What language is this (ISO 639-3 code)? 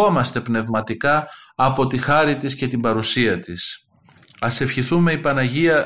ell